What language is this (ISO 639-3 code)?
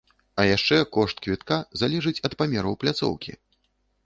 bel